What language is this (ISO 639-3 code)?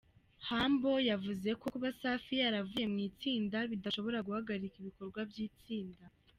kin